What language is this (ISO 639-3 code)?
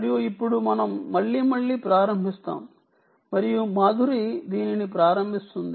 tel